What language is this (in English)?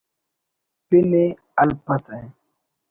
Brahui